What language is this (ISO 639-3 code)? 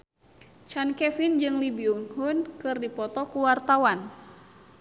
sun